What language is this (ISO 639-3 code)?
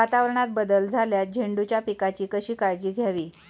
mar